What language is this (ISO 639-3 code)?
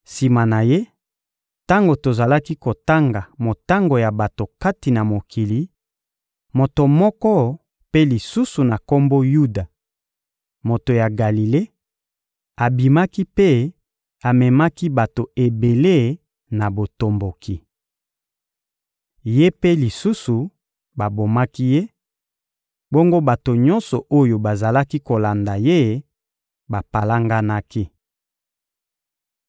lin